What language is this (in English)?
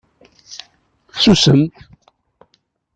Kabyle